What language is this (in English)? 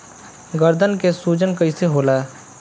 Bhojpuri